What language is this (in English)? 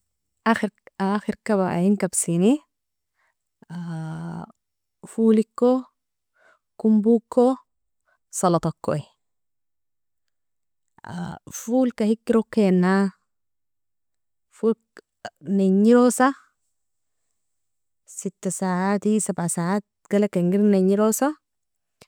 Nobiin